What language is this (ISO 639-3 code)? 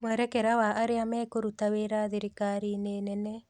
kik